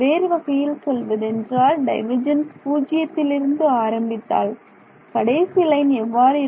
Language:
Tamil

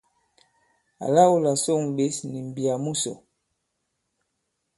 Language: Bankon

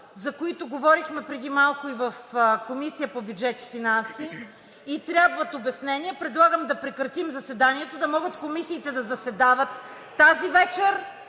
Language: Bulgarian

